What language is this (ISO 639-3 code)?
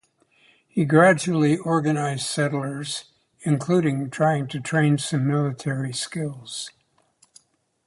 eng